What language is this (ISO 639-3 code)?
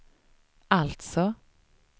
swe